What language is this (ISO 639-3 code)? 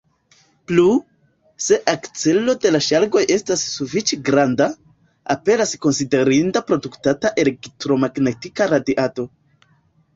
epo